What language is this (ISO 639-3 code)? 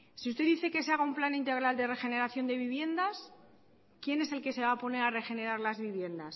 spa